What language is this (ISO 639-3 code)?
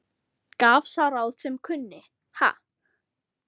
isl